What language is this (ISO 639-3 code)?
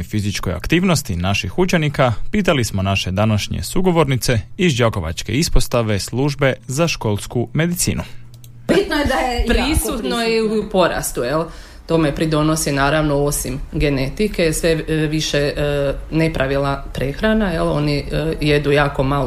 hrv